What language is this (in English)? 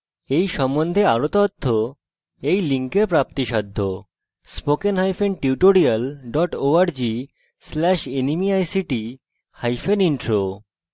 Bangla